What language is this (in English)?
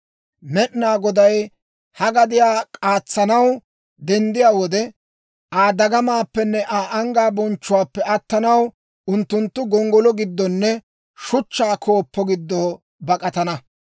Dawro